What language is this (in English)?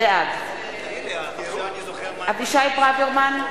Hebrew